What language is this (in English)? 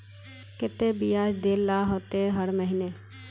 Magahi